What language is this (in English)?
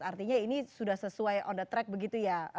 Indonesian